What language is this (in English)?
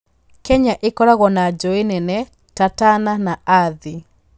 Kikuyu